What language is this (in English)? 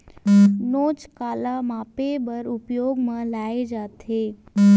Chhattisgarhi